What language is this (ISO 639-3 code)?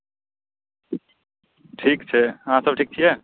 mai